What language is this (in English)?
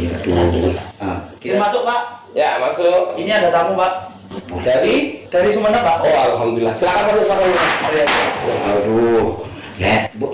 Indonesian